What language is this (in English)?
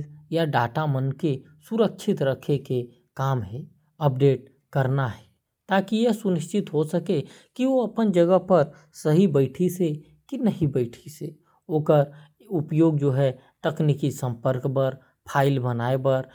Korwa